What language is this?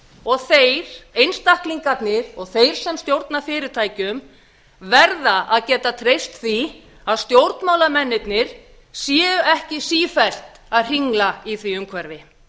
Icelandic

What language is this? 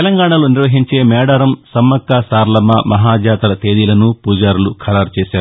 Telugu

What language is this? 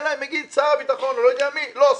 Hebrew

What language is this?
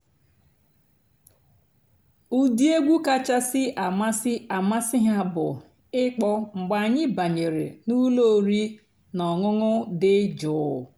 Igbo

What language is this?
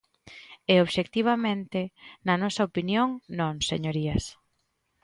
Galician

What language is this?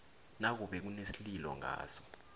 South Ndebele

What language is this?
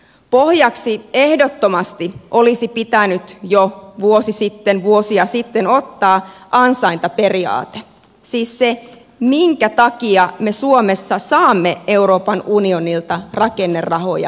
Finnish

